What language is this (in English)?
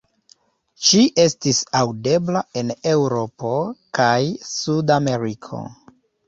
Esperanto